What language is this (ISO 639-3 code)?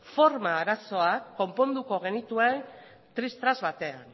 eus